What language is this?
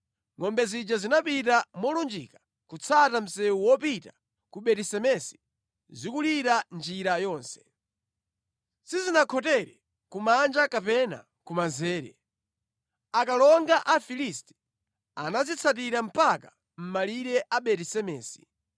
Nyanja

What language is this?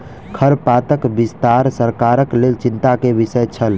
Maithili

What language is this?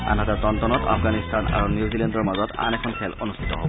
Assamese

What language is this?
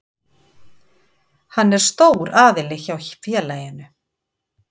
Icelandic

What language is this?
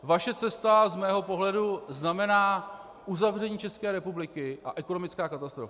Czech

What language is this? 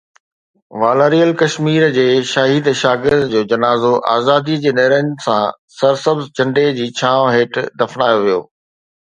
Sindhi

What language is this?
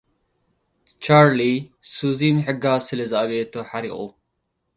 Tigrinya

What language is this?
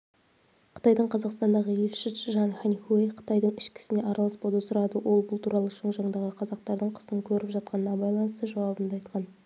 Kazakh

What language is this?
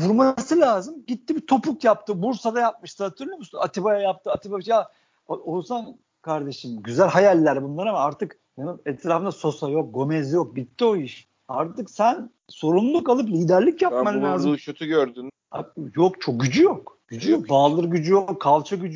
Turkish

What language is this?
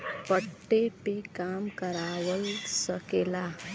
Bhojpuri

